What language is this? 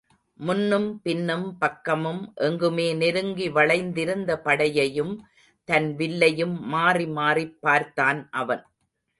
Tamil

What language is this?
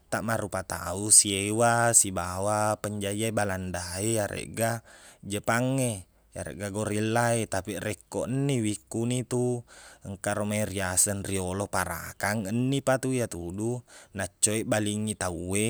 Buginese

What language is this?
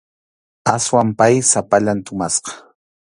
Arequipa-La Unión Quechua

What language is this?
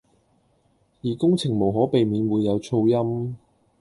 Cantonese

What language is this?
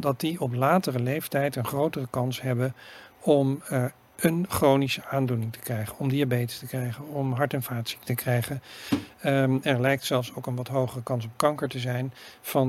Dutch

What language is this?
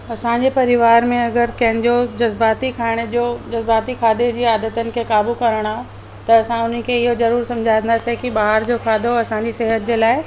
Sindhi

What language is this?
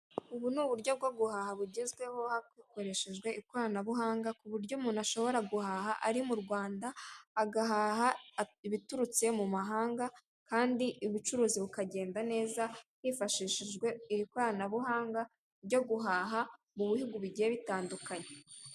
Kinyarwanda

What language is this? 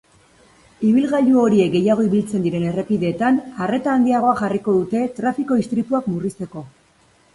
Basque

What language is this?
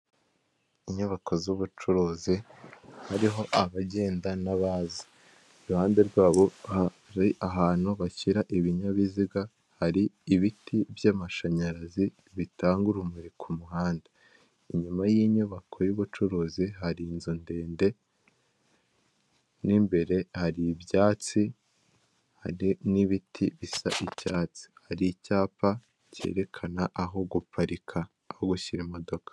Kinyarwanda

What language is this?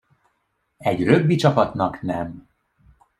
Hungarian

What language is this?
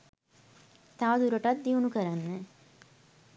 Sinhala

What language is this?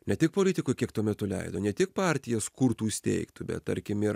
Lithuanian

